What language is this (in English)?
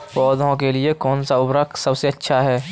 Hindi